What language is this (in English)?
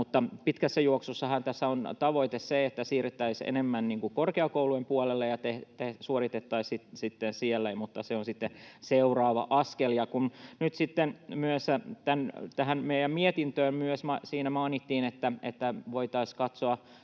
Finnish